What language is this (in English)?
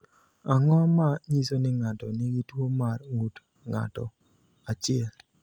Luo (Kenya and Tanzania)